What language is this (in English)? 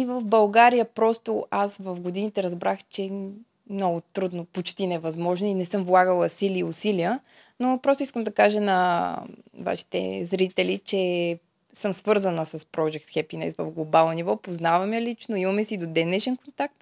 Bulgarian